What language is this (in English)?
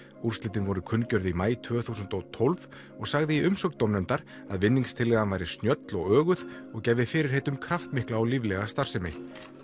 Icelandic